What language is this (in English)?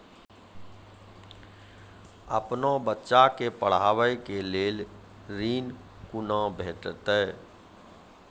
Maithili